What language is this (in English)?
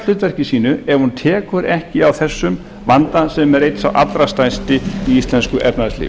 Icelandic